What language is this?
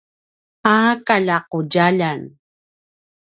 Paiwan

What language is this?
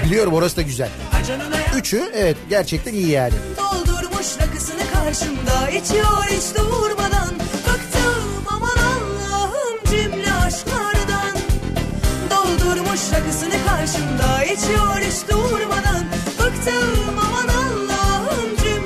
Turkish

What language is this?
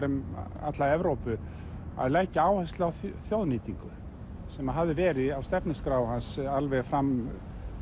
Icelandic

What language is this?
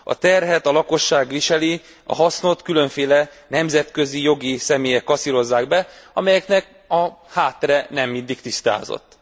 Hungarian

